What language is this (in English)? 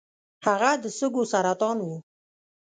Pashto